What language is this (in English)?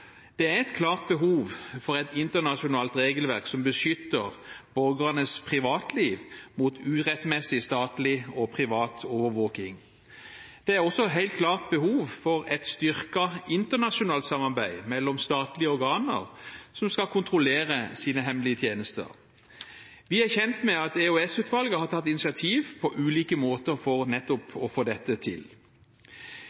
Norwegian Bokmål